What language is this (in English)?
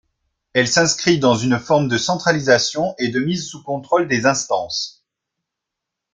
French